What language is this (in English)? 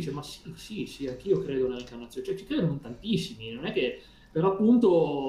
Italian